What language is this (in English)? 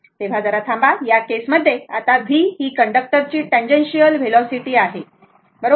Marathi